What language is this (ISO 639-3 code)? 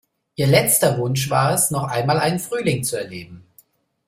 deu